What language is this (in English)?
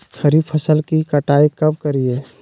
Magahi